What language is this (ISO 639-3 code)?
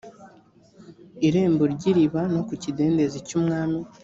kin